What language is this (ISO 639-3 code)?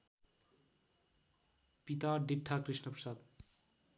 nep